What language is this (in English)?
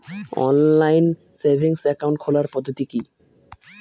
Bangla